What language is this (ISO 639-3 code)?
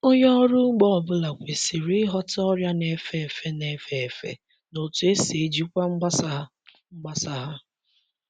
ibo